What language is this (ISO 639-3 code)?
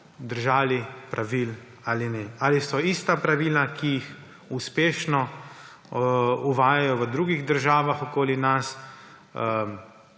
slv